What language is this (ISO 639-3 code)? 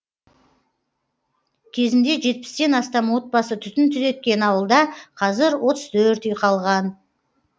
kaz